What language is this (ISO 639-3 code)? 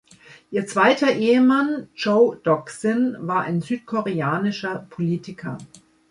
deu